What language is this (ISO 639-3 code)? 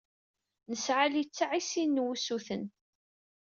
kab